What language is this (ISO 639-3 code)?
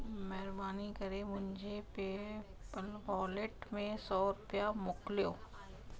snd